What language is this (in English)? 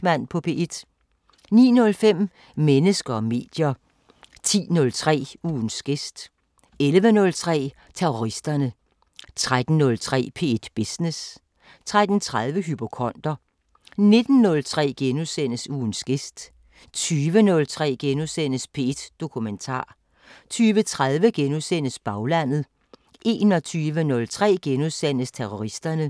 Danish